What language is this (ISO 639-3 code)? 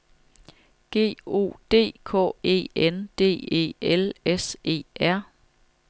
dan